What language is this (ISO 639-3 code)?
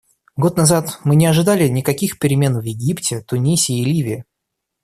rus